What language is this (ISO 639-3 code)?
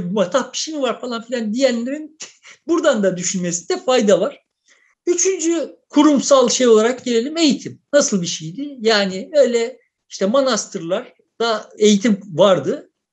tur